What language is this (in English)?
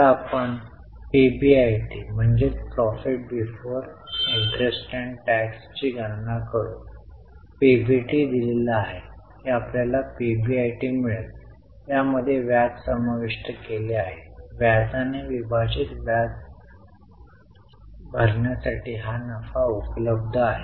Marathi